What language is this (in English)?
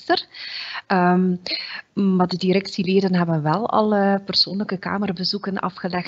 Dutch